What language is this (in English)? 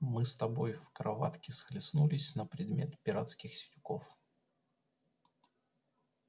Russian